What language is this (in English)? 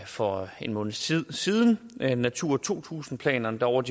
Danish